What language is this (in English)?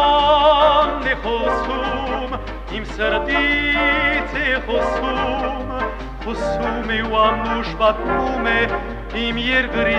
Romanian